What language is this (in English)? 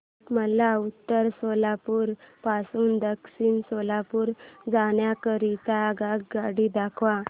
Marathi